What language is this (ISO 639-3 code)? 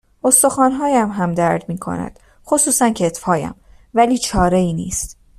fas